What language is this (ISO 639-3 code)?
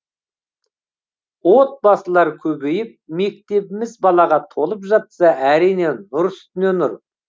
kaz